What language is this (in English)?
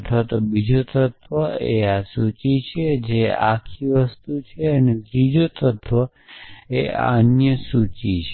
Gujarati